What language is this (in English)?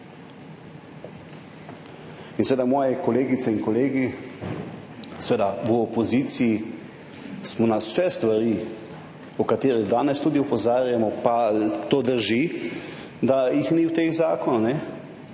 Slovenian